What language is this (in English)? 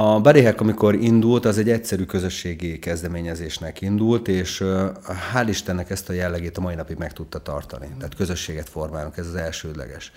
Hungarian